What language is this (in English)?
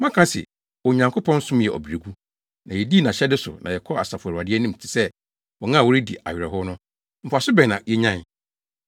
Akan